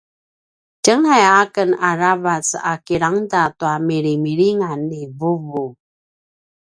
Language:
Paiwan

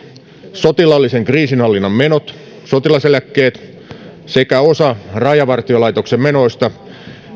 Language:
Finnish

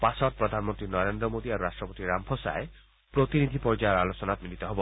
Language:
Assamese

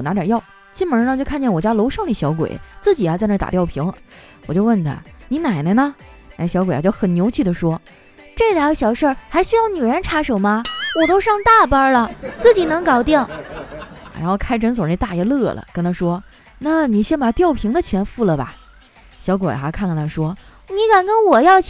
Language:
Chinese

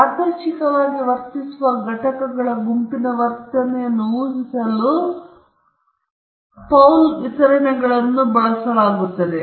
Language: Kannada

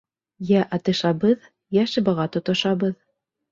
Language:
Bashkir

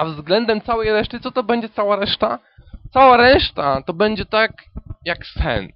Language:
Polish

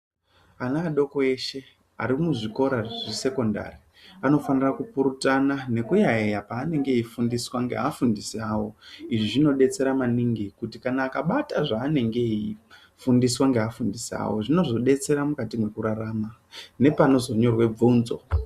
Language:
Ndau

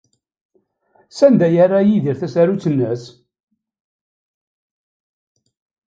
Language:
Kabyle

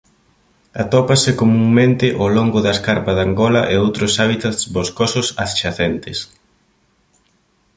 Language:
Galician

